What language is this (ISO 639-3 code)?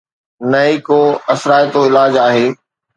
snd